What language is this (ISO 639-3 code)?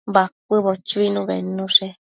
mcf